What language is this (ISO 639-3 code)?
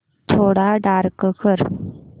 mar